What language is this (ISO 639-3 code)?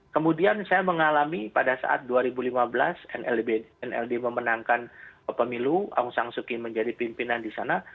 ind